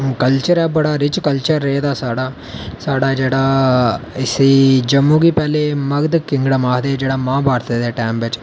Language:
Dogri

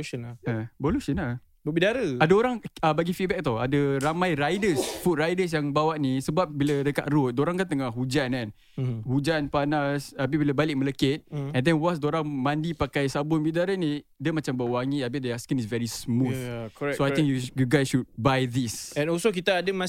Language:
Malay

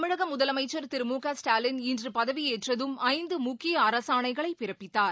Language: Tamil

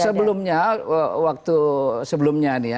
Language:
Indonesian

